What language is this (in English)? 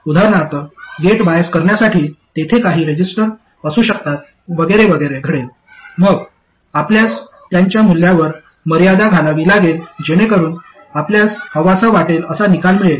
Marathi